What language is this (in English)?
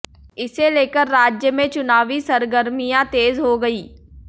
Hindi